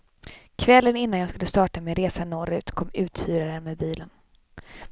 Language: Swedish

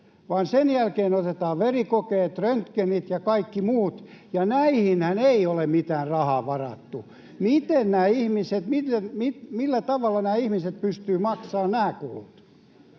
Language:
Finnish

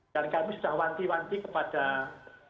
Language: Indonesian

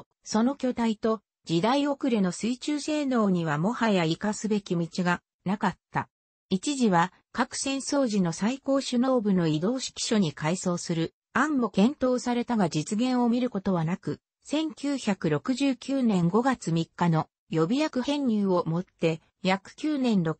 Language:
Japanese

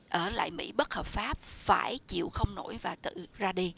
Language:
Vietnamese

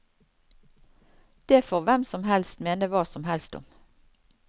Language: Norwegian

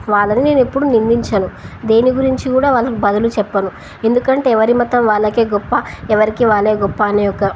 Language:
Telugu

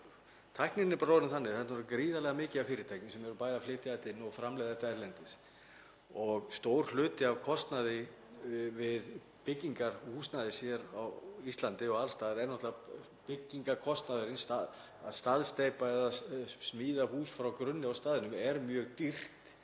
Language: Icelandic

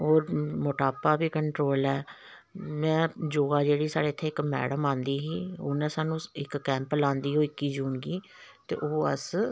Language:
Dogri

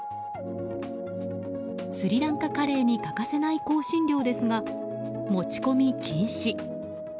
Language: Japanese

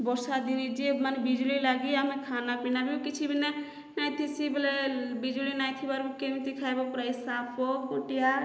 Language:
Odia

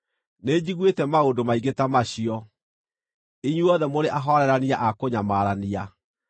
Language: Kikuyu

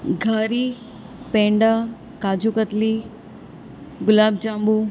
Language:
Gujarati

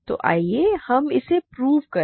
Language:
Hindi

